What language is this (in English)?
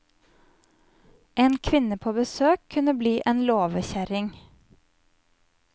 Norwegian